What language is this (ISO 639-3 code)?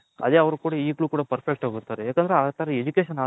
kan